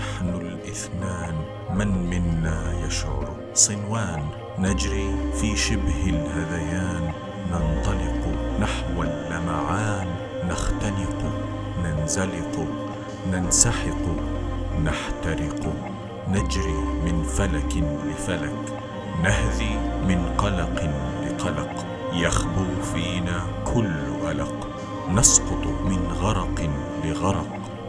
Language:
Arabic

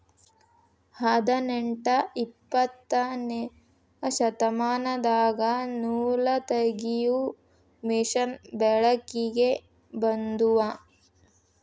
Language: Kannada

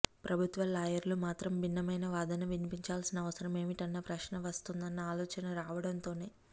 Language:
Telugu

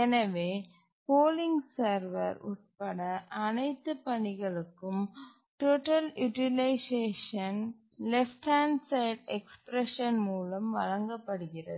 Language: Tamil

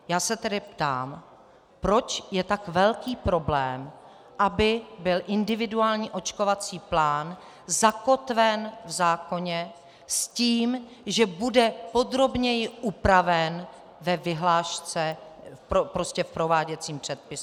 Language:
Czech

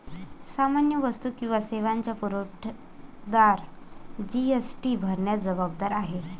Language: Marathi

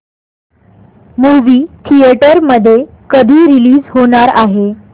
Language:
Marathi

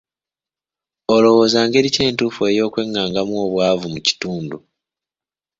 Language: Ganda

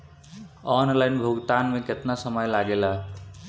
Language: Bhojpuri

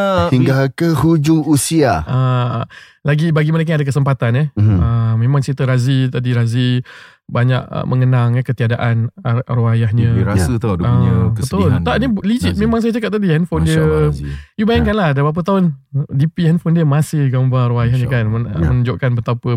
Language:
Malay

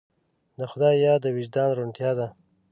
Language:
Pashto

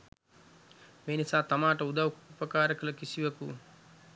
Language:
Sinhala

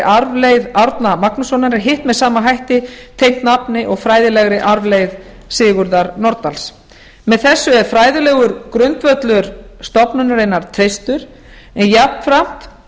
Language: Icelandic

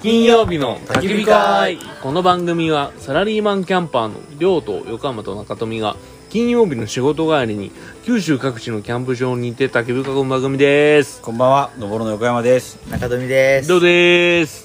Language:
Japanese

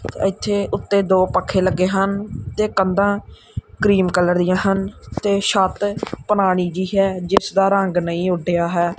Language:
Punjabi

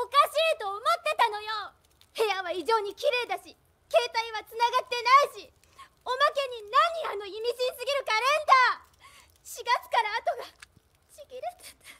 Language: Japanese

